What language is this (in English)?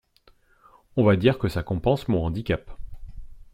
French